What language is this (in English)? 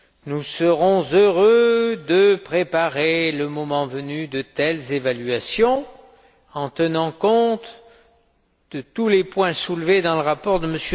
French